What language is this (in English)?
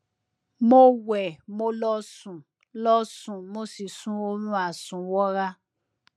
Yoruba